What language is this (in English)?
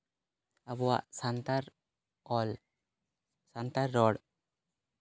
Santali